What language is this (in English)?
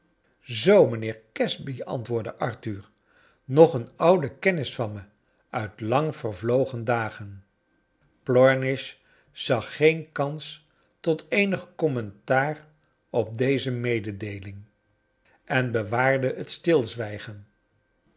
Dutch